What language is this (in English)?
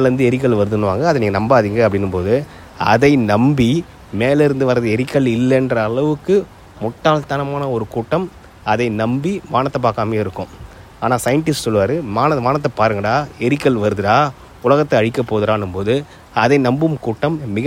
Tamil